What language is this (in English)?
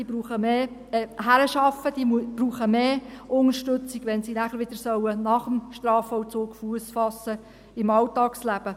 Swiss German